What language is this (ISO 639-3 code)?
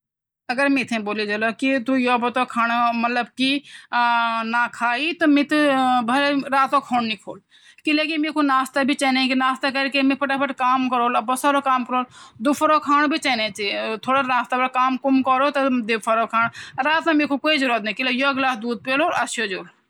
gbm